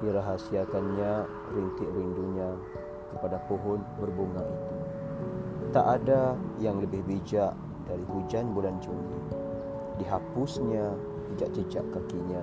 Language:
Malay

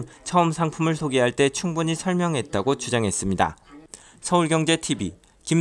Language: Korean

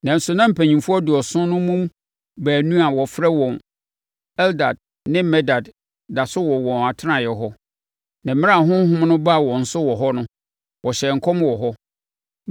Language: Akan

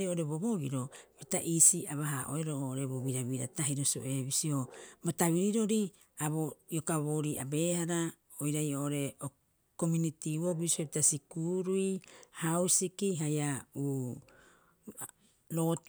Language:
Rapoisi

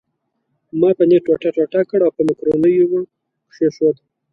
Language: Pashto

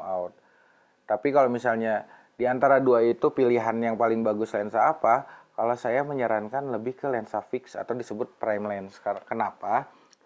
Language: Indonesian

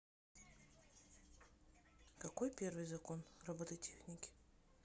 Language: Russian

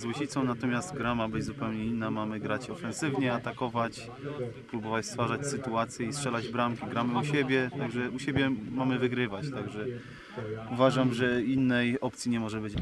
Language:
Polish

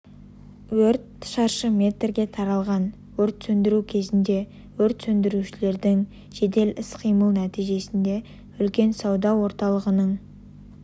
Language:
Kazakh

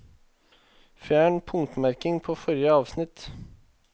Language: Norwegian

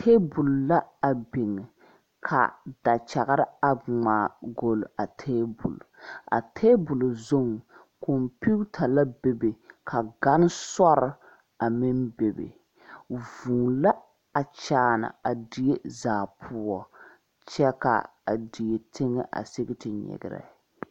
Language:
Southern Dagaare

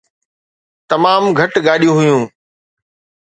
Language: Sindhi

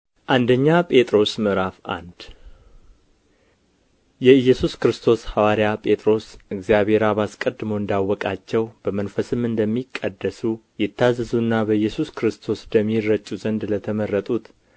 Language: Amharic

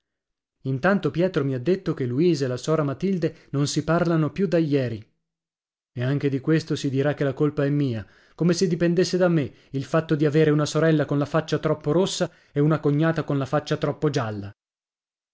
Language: Italian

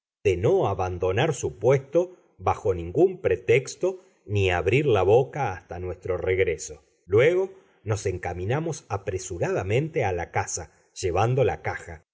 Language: Spanish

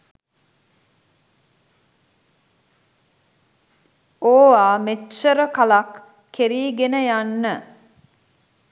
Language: Sinhala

